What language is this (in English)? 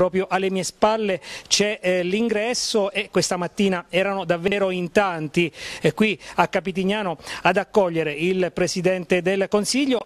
Italian